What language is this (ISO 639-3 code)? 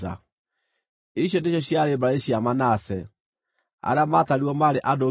kik